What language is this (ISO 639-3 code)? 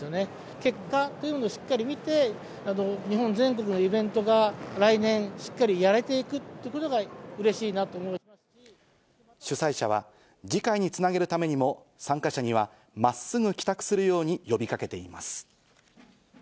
jpn